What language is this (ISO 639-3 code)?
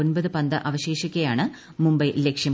mal